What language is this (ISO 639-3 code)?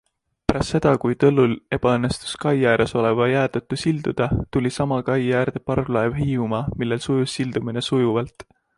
est